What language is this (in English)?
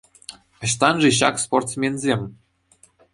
Chuvash